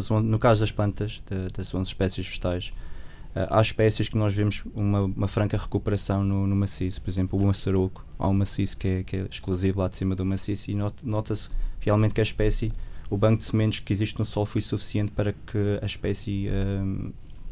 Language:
Portuguese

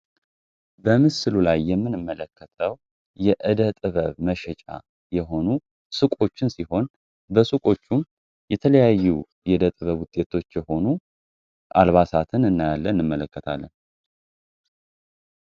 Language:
Amharic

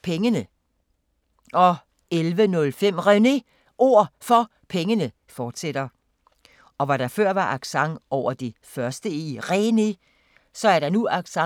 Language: Danish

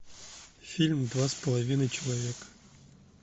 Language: Russian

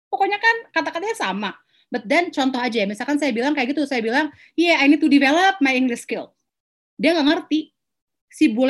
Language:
Indonesian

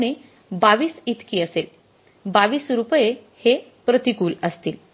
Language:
Marathi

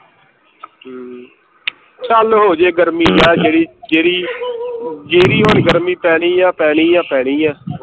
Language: Punjabi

